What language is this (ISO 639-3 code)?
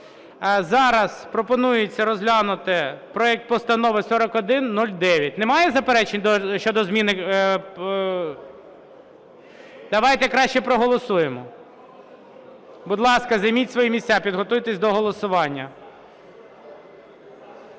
ukr